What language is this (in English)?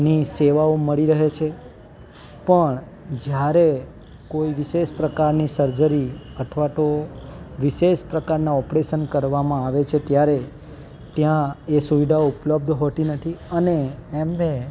Gujarati